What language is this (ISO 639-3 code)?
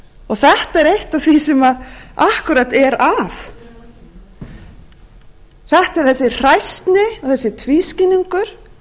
isl